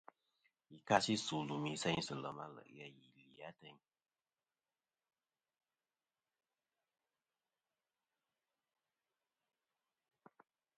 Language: Kom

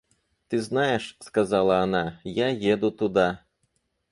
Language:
Russian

